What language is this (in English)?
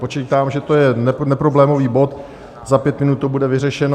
Czech